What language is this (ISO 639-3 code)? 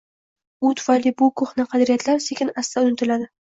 uzb